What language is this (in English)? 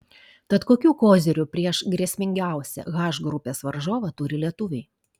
Lithuanian